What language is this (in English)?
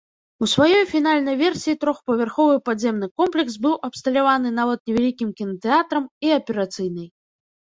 Belarusian